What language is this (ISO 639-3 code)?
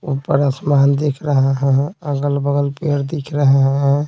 hin